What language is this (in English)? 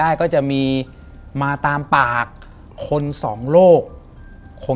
Thai